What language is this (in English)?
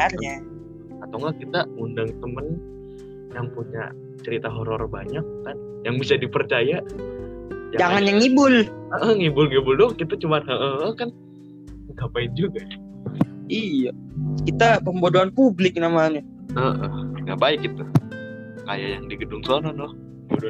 Indonesian